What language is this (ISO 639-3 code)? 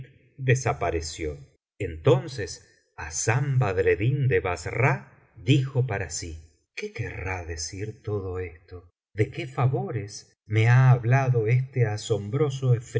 spa